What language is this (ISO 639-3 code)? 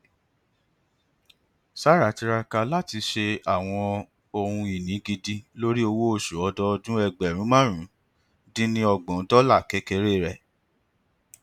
yor